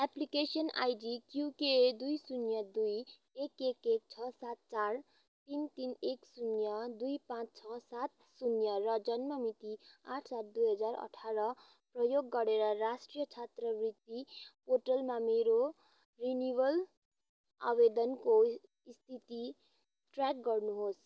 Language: Nepali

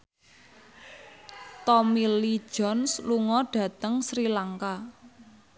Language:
Javanese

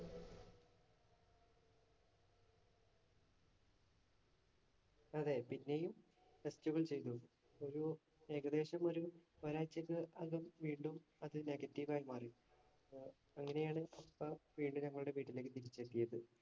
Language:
Malayalam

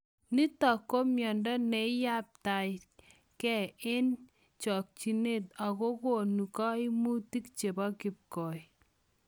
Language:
Kalenjin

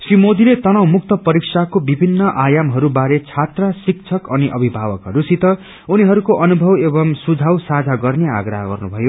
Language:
Nepali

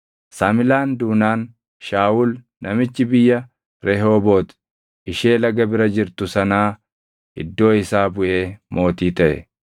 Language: Oromo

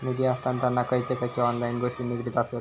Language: Marathi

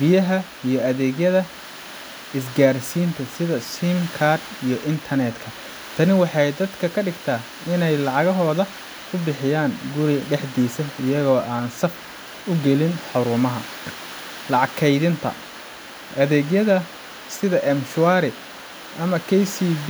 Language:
Somali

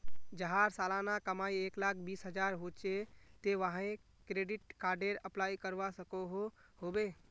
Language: Magahi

